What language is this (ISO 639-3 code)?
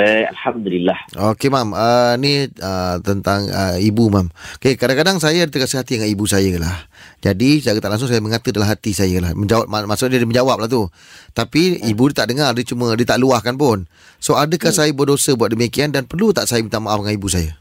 msa